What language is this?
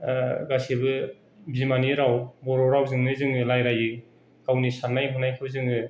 Bodo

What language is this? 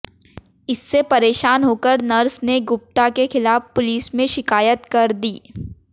Hindi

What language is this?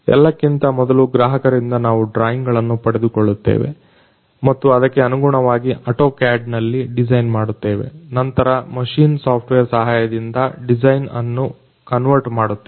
Kannada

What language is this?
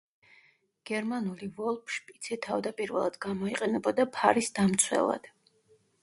Georgian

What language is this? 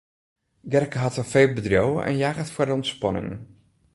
Western Frisian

